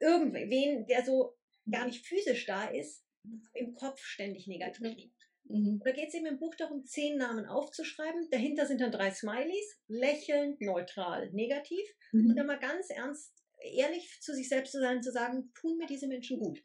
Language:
German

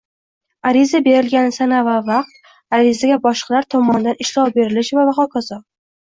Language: Uzbek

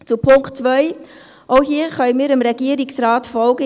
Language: Swiss German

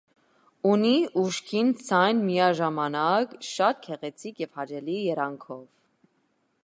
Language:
Armenian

